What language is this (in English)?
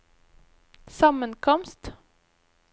Norwegian